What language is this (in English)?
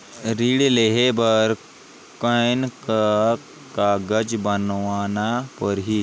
Chhattisgarhi